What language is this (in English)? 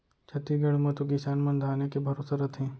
Chhattisgarhi